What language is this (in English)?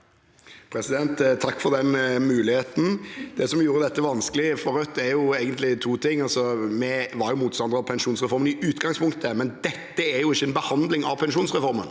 Norwegian